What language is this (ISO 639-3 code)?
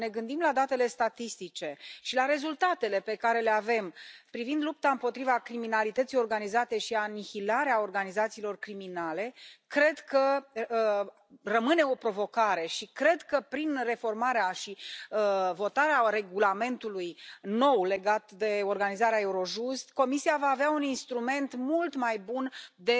ron